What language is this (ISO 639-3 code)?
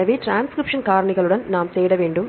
tam